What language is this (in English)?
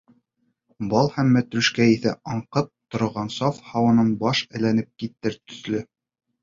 Bashkir